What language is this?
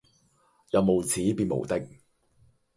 Cantonese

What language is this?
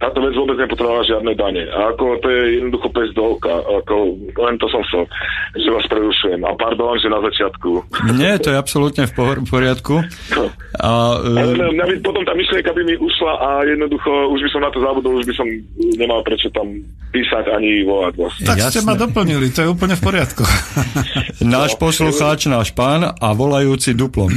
Slovak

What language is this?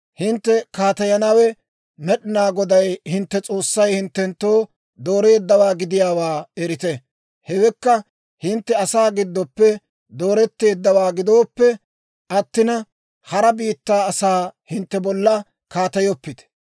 Dawro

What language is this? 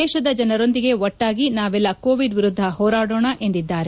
Kannada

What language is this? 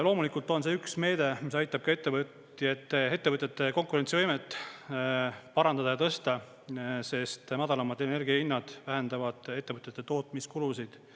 Estonian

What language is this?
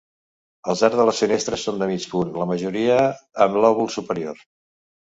Catalan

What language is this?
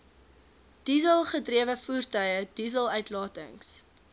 Afrikaans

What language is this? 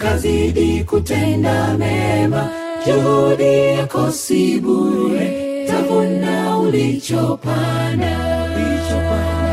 Swahili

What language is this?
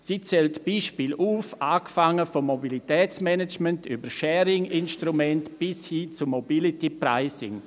Swiss German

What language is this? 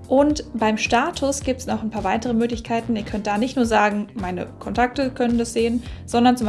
German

